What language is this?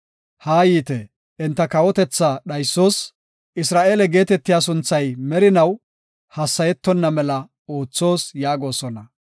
Gofa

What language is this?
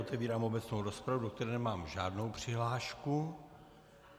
Czech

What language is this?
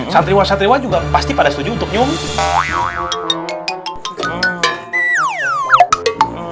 Indonesian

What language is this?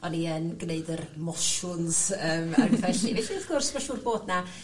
Welsh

